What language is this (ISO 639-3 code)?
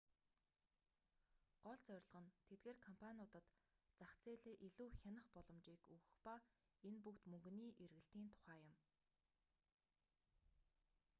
mon